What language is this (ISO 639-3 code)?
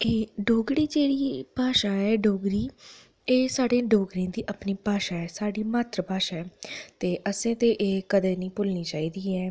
doi